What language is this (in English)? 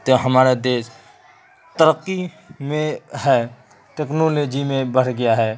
Urdu